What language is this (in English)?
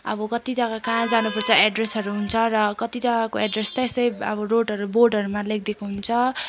Nepali